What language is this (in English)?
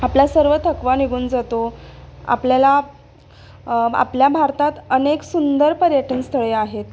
Marathi